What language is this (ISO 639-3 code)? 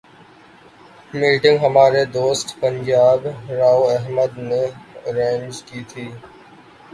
urd